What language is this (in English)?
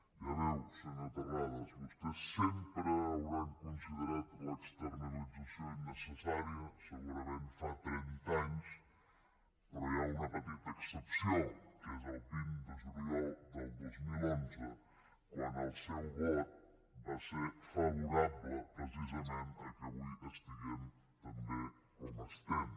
Catalan